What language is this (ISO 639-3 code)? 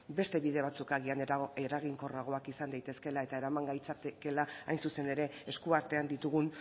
eus